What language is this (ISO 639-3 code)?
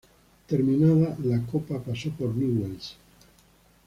spa